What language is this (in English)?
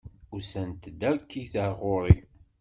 Kabyle